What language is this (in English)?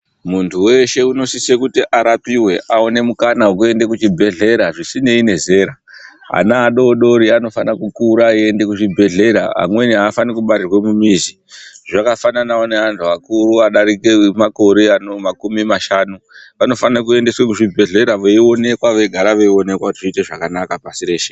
Ndau